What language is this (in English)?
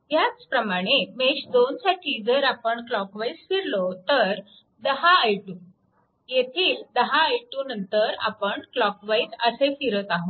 Marathi